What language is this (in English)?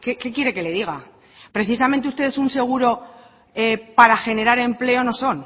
Spanish